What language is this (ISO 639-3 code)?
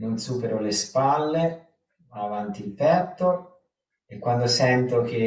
ita